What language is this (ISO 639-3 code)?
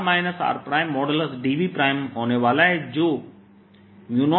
hin